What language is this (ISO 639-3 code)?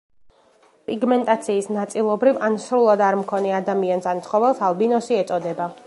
kat